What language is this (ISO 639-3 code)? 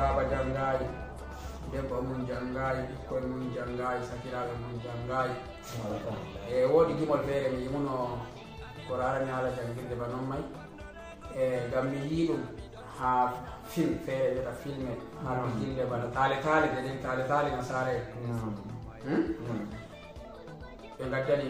ara